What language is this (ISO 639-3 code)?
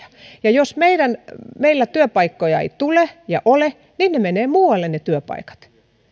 fin